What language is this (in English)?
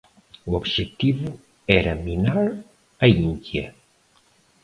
Portuguese